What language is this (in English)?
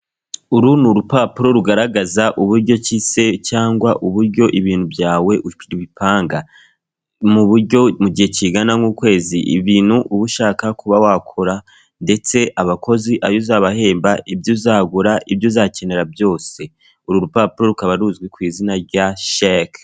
Kinyarwanda